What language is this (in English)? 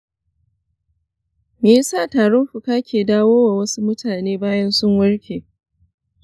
Hausa